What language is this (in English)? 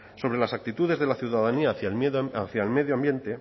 Spanish